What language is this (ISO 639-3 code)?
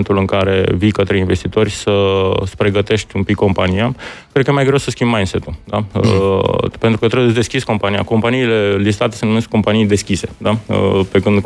ron